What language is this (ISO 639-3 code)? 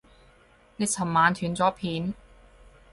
yue